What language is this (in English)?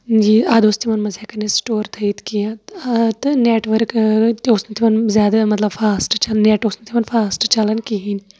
Kashmiri